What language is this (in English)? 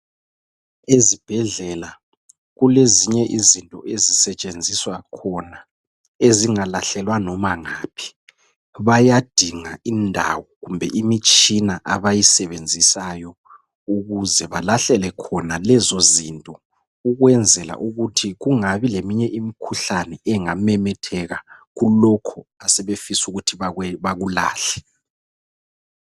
North Ndebele